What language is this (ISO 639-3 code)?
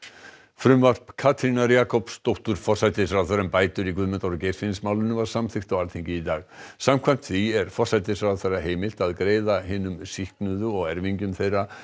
isl